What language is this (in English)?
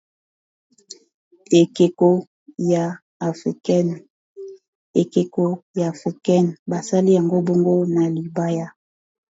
Lingala